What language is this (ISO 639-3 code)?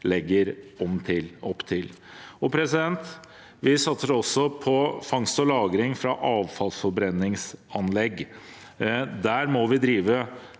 nor